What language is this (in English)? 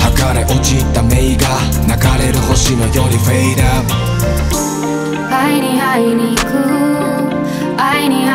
Thai